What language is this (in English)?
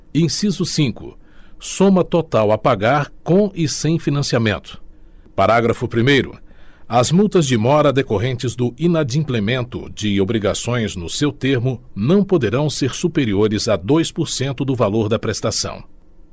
Portuguese